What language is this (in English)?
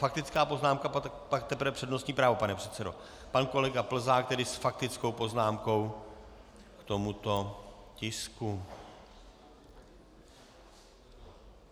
Czech